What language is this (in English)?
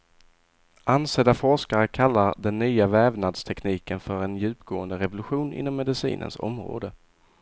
Swedish